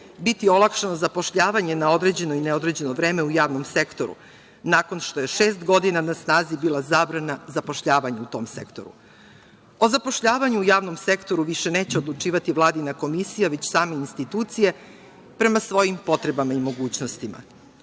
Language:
Serbian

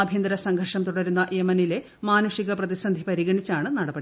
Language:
Malayalam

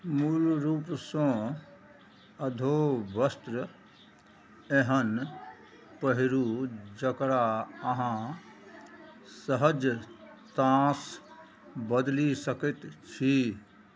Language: Maithili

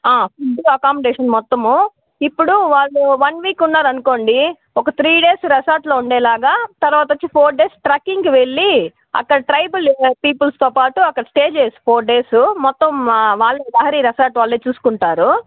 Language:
Telugu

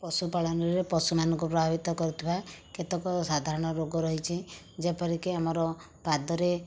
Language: Odia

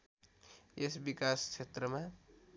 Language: Nepali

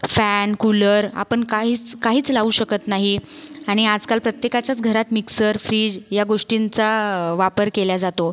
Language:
Marathi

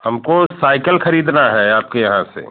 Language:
Hindi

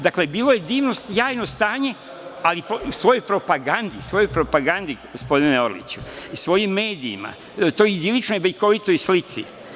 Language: Serbian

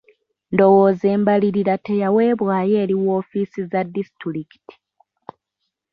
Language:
Ganda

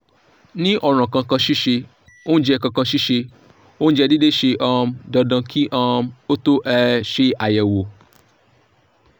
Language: Yoruba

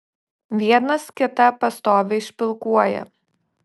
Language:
Lithuanian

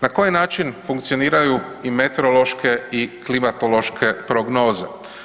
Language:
Croatian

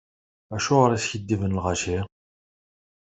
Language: Kabyle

